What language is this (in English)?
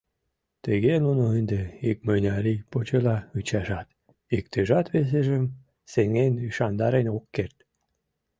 Mari